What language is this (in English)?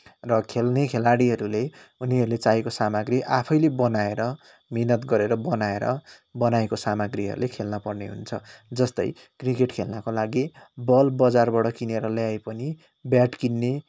Nepali